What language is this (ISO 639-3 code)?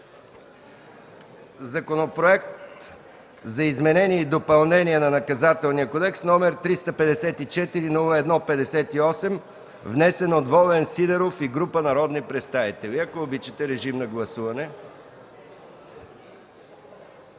bul